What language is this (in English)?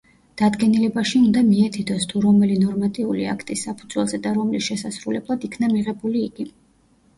Georgian